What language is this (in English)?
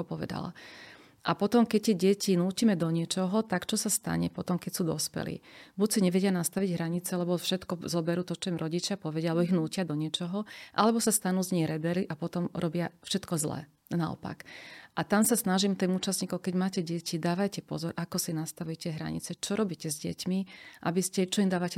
Slovak